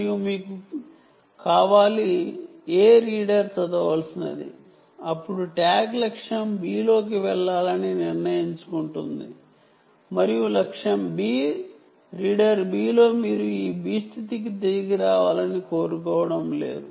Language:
Telugu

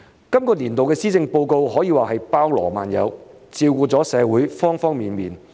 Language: Cantonese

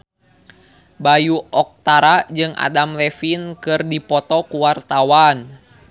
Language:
Sundanese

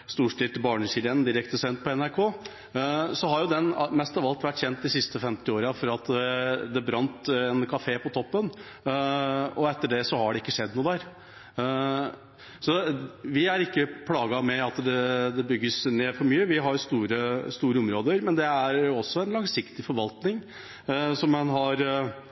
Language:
Norwegian Bokmål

